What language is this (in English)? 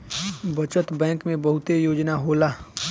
Bhojpuri